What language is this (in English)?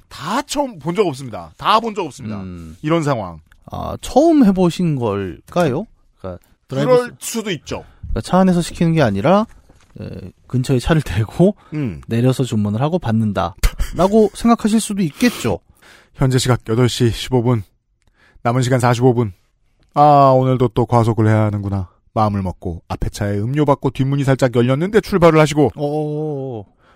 Korean